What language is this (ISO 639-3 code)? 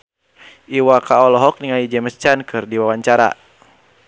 sun